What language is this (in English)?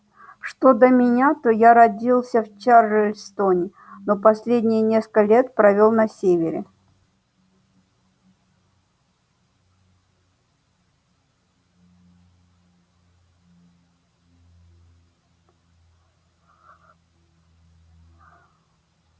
Russian